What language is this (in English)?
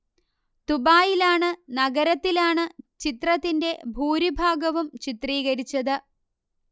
Malayalam